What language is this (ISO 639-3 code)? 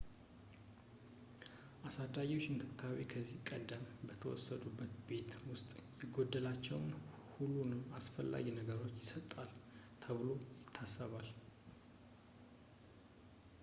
amh